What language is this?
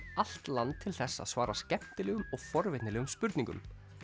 Icelandic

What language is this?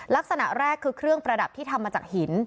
Thai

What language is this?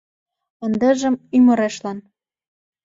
Mari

